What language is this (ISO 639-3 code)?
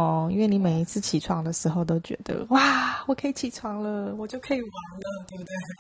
zho